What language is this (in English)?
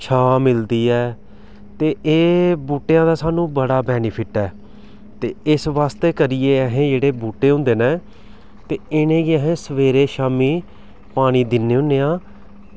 Dogri